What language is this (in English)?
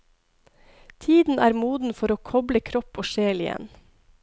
Norwegian